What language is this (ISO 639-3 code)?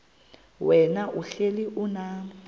xho